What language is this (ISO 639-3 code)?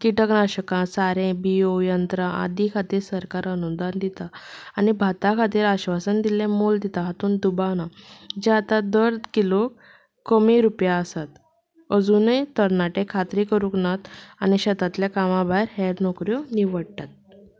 kok